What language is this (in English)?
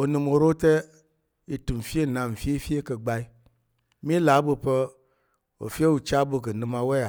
Tarok